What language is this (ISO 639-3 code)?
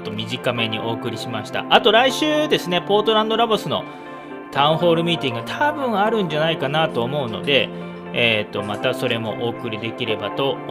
jpn